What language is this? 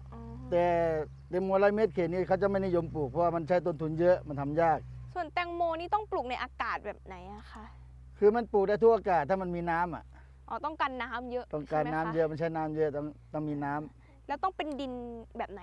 Thai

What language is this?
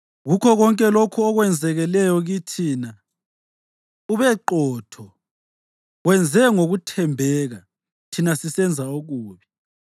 North Ndebele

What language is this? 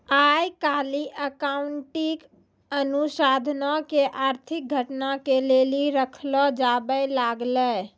Maithili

